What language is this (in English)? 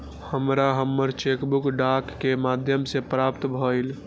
Maithili